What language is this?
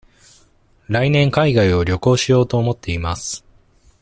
Japanese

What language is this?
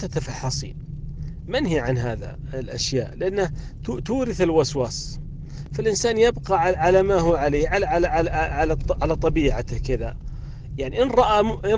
Arabic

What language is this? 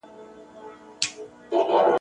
Pashto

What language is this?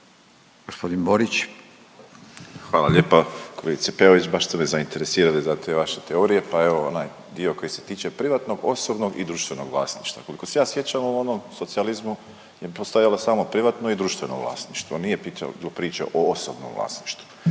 Croatian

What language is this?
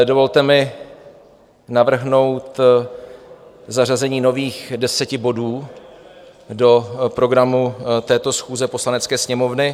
Czech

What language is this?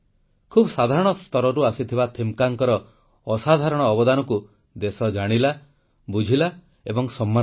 Odia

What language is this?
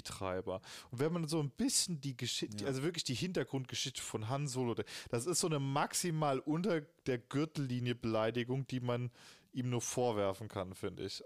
German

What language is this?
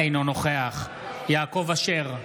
Hebrew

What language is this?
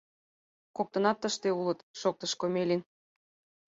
Mari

